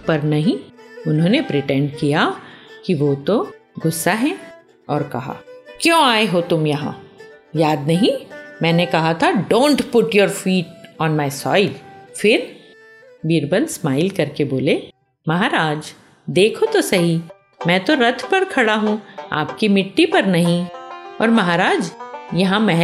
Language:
Hindi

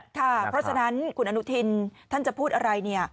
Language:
Thai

